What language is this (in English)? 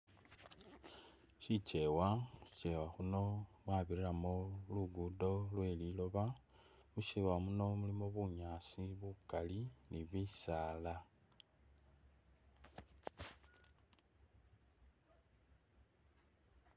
Masaaba